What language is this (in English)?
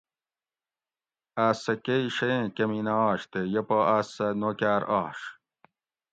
Gawri